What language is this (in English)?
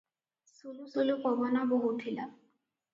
Odia